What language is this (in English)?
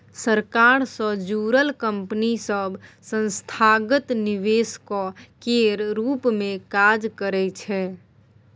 Maithili